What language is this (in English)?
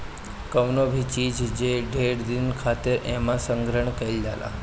Bhojpuri